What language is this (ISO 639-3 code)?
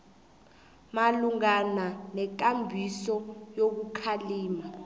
nbl